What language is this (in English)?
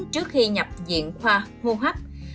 Vietnamese